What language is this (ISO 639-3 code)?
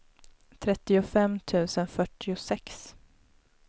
swe